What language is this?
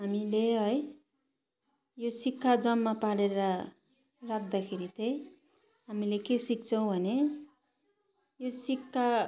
Nepali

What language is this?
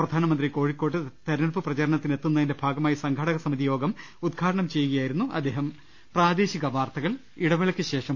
Malayalam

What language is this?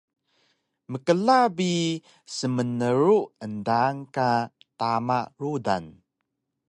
Taroko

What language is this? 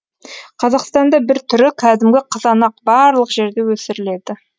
Kazakh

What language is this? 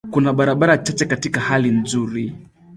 Swahili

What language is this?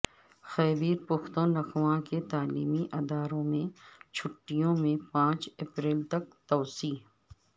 Urdu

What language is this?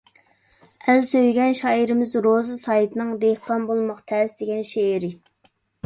Uyghur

